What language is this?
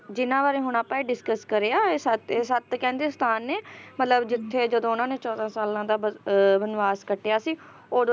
Punjabi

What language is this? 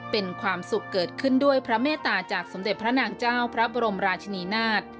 Thai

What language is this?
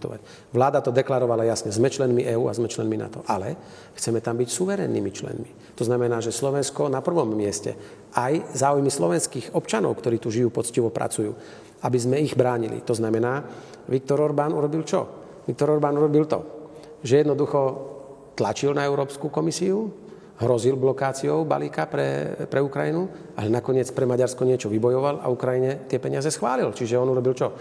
Slovak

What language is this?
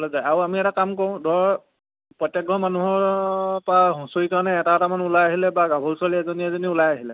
Assamese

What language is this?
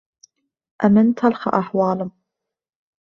Central Kurdish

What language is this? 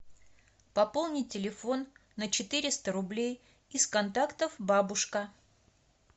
Russian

